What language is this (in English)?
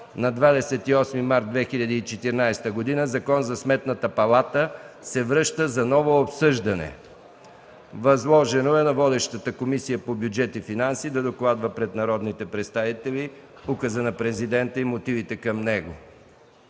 Bulgarian